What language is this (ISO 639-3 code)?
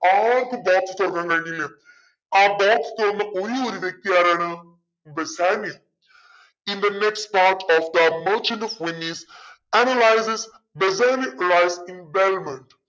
mal